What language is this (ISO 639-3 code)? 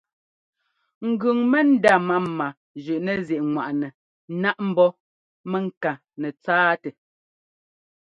jgo